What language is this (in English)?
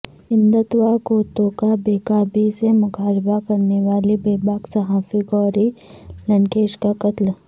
Urdu